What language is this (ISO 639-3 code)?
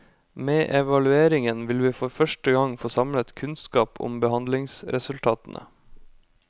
nor